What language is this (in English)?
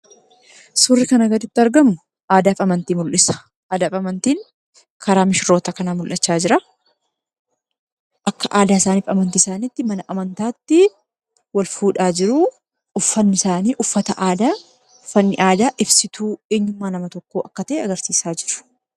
Oromo